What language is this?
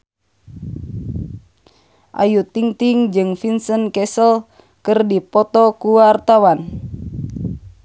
Sundanese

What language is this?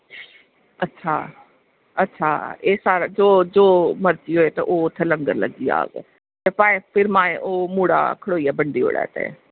Dogri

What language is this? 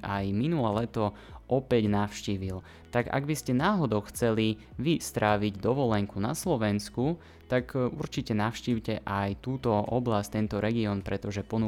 Slovak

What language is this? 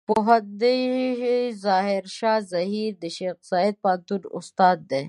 Pashto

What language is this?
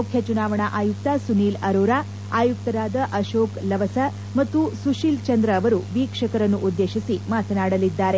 Kannada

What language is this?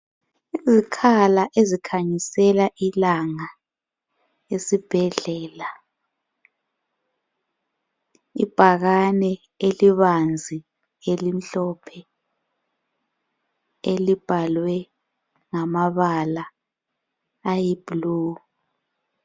North Ndebele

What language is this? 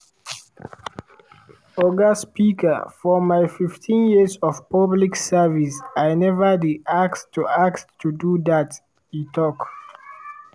Nigerian Pidgin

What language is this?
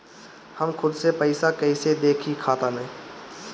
Bhojpuri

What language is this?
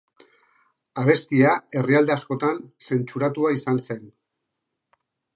Basque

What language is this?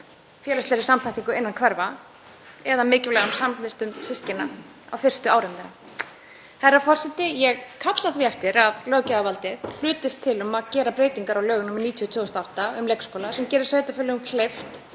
Icelandic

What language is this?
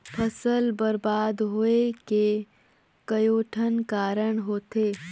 Chhattisgarhi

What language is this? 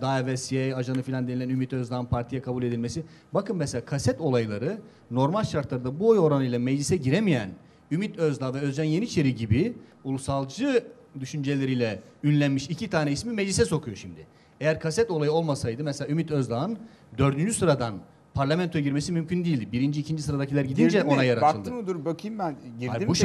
Turkish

